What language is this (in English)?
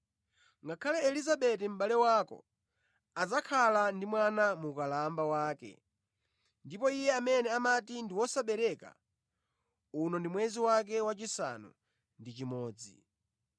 Nyanja